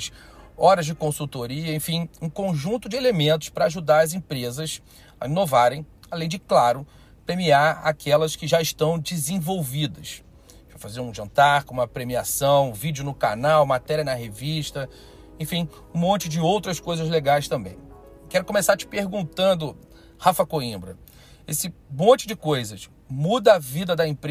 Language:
Portuguese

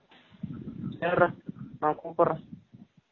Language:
Tamil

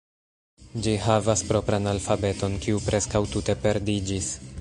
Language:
Esperanto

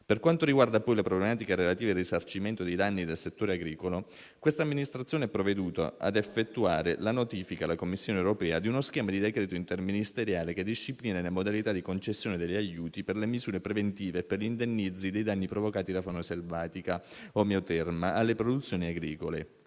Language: Italian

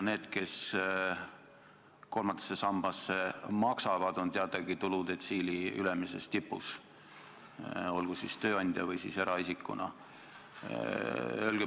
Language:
Estonian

